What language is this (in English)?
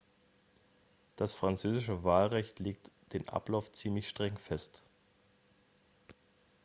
German